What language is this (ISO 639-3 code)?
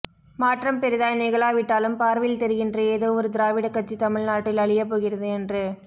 tam